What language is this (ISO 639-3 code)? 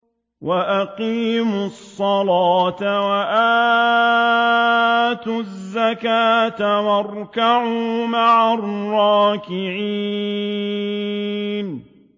ara